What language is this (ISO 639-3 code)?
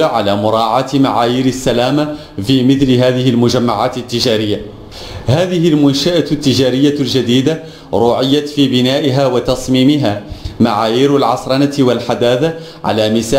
ara